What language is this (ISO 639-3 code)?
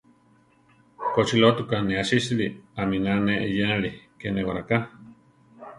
tar